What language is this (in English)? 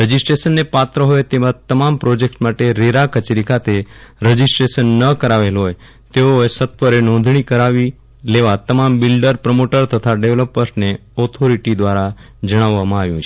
Gujarati